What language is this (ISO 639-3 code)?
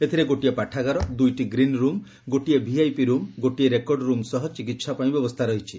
ori